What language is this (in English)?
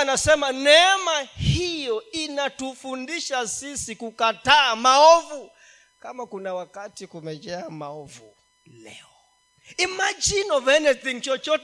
Swahili